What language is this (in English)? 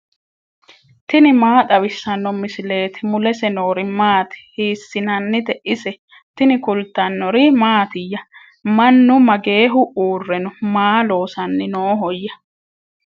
Sidamo